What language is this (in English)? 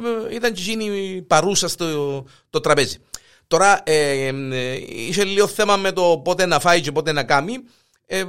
Greek